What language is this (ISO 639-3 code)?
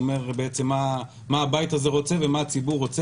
heb